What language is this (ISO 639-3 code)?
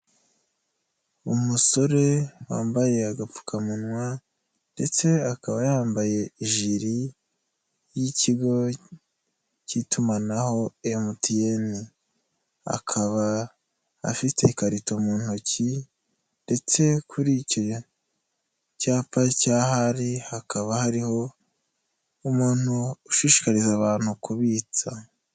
kin